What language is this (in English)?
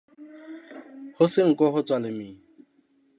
Southern Sotho